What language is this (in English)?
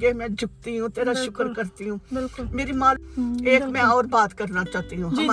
Urdu